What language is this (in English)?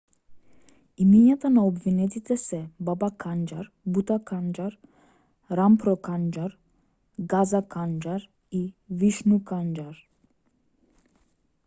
Macedonian